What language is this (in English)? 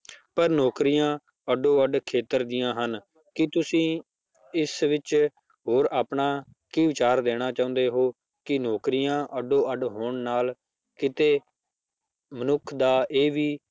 Punjabi